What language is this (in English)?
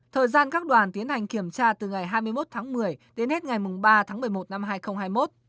Vietnamese